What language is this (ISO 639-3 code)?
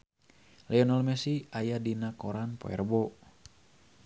sun